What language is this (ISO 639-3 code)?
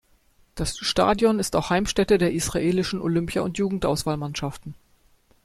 deu